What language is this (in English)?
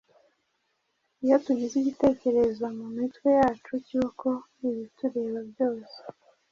Kinyarwanda